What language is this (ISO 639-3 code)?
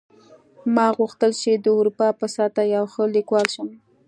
pus